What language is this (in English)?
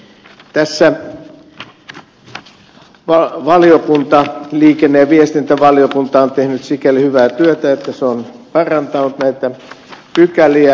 Finnish